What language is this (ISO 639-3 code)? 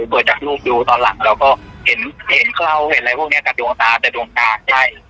tha